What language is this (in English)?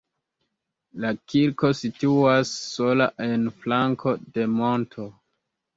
Esperanto